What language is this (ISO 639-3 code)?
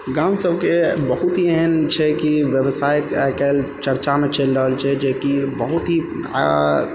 mai